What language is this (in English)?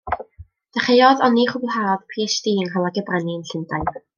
Welsh